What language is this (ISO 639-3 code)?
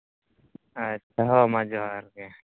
sat